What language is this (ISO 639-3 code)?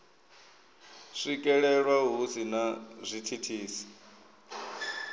ven